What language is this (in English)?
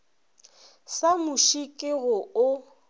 Northern Sotho